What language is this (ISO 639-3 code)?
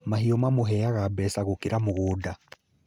kik